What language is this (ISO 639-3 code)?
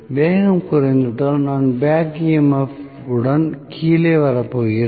tam